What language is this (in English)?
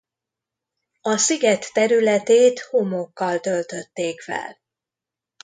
Hungarian